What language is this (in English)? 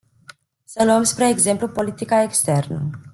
Romanian